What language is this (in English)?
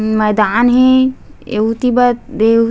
Chhattisgarhi